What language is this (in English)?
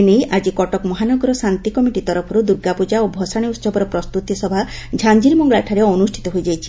Odia